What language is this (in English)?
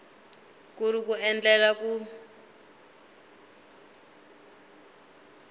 Tsonga